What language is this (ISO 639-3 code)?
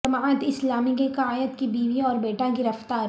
urd